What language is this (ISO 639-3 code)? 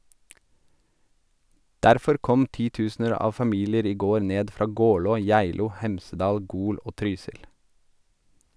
nor